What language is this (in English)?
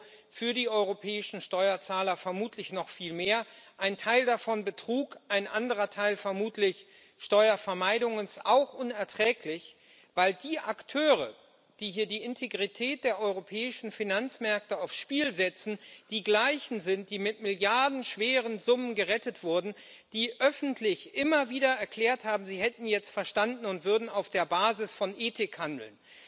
German